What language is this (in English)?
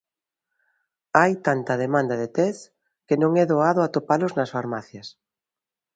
Galician